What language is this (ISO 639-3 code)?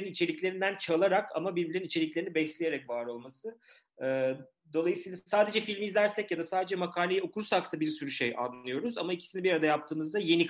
tur